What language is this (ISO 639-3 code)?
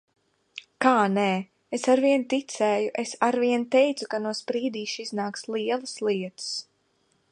lav